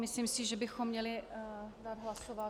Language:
Czech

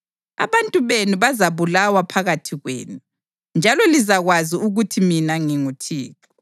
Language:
North Ndebele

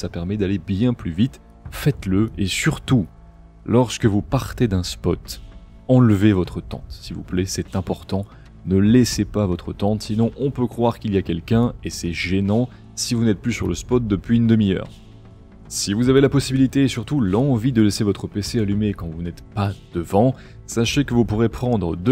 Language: French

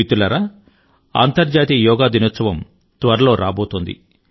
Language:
Telugu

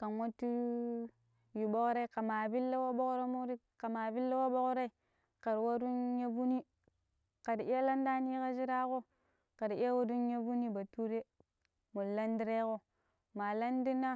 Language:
Pero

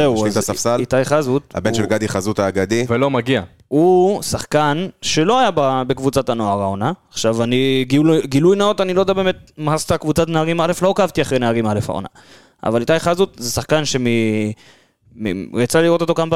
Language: Hebrew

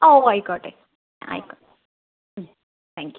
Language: Malayalam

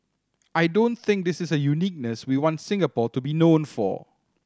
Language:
English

